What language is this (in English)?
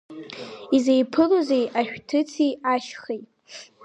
Abkhazian